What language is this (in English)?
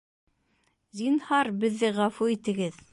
Bashkir